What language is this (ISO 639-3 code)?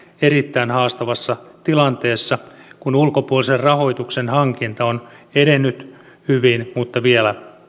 fin